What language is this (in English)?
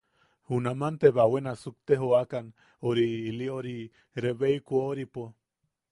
Yaqui